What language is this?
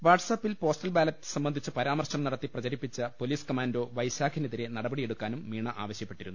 Malayalam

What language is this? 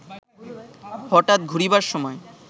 Bangla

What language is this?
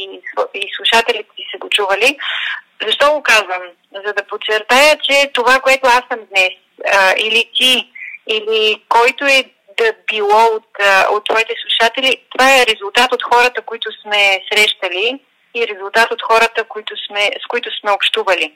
Bulgarian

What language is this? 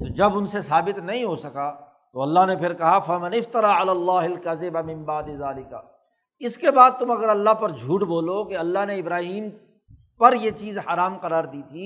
Urdu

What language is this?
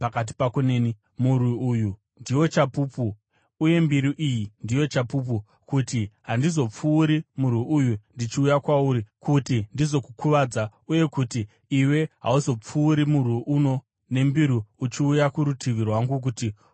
Shona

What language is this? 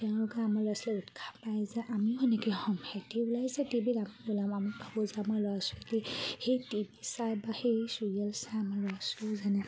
Assamese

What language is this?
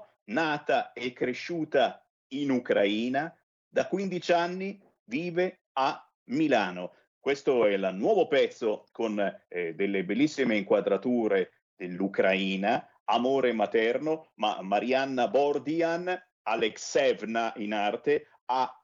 Italian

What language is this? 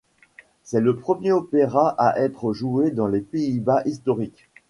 French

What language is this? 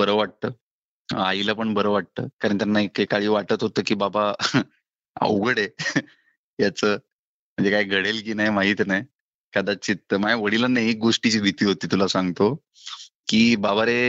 Marathi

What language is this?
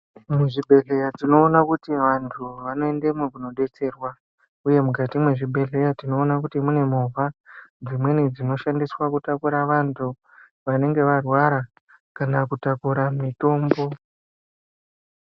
Ndau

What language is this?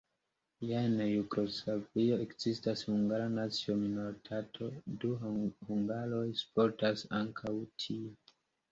Esperanto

